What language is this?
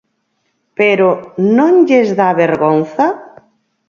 Galician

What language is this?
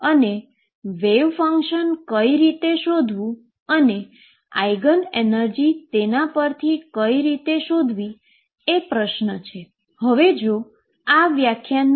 Gujarati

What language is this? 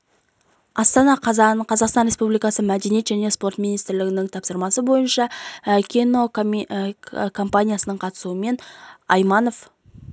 Kazakh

